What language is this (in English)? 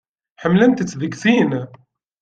Kabyle